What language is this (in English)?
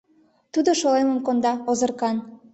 Mari